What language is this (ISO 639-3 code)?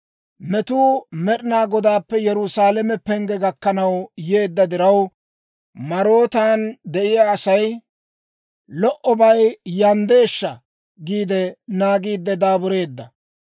dwr